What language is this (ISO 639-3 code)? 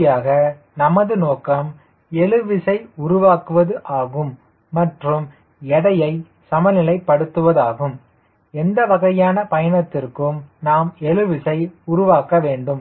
tam